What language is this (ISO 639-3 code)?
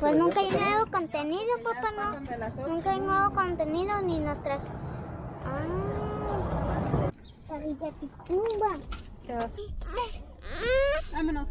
spa